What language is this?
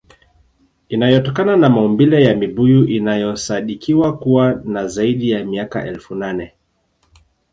Swahili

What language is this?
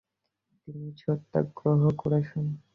Bangla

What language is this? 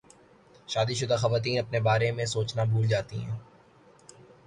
Urdu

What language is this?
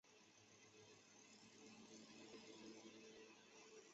Chinese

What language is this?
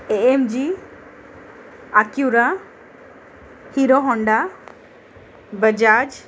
Marathi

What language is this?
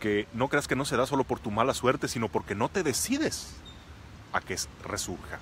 Spanish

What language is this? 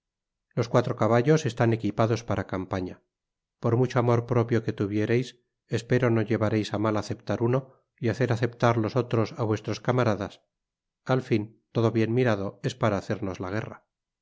Spanish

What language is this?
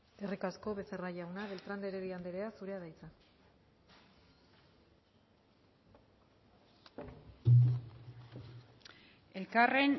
Basque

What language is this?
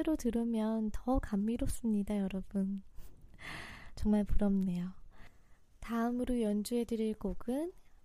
Korean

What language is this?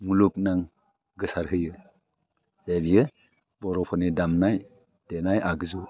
Bodo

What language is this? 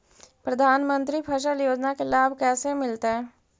Magahi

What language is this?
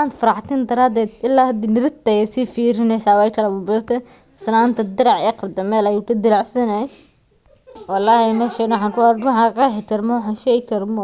Somali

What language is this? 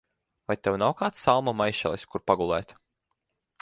Latvian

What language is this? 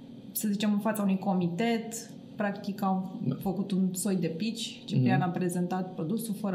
Romanian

